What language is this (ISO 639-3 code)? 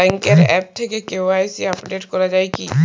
ben